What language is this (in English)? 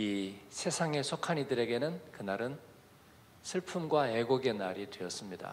Korean